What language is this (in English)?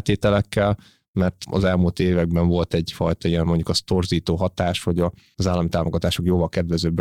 Hungarian